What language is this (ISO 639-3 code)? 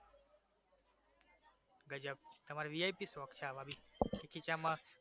guj